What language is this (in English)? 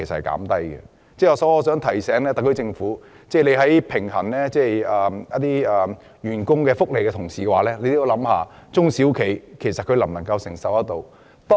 Cantonese